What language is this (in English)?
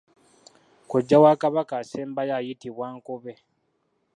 Ganda